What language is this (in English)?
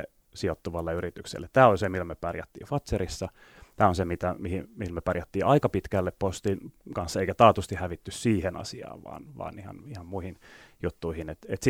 Finnish